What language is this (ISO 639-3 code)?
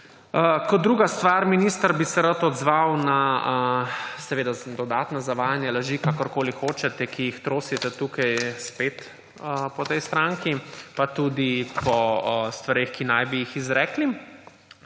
slv